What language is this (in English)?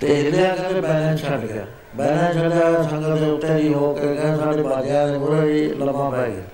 Punjabi